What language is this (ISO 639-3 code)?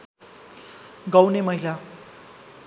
nep